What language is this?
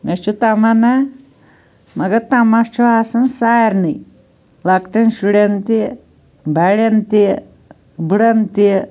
Kashmiri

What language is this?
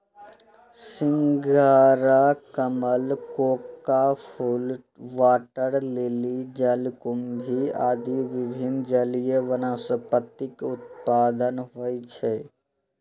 Maithili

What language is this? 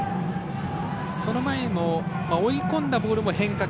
Japanese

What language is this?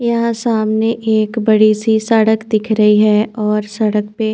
Hindi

